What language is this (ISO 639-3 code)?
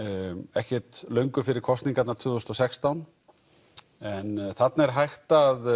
isl